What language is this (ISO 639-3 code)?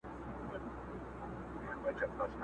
pus